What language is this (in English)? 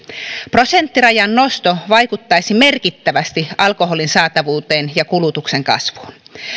Finnish